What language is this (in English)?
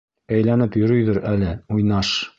Bashkir